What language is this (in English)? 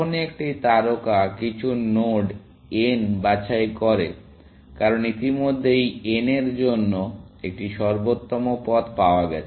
Bangla